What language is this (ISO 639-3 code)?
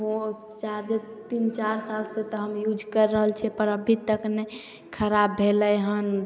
mai